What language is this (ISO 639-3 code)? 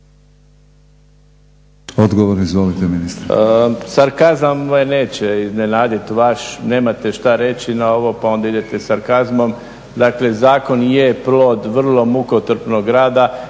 hrv